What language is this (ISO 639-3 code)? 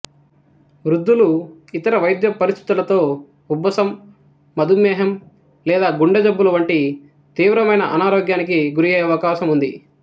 tel